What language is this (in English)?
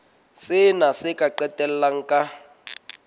Southern Sotho